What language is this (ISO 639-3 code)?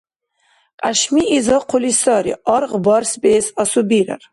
dar